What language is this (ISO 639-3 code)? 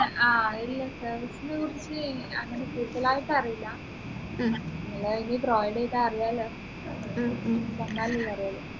mal